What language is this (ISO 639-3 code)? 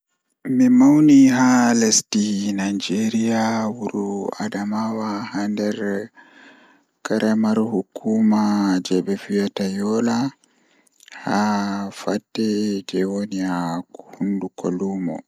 ful